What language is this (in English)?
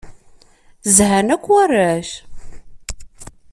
Kabyle